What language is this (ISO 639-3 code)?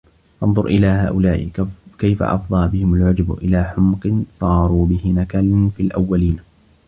ara